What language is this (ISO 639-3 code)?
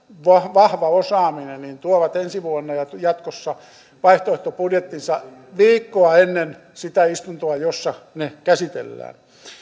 fin